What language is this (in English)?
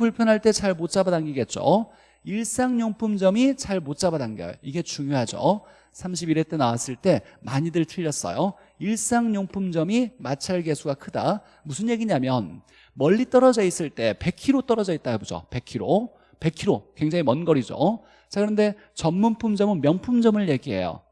Korean